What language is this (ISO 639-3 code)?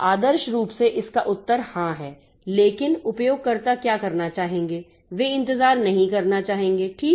hin